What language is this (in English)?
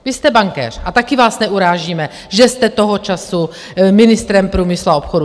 Czech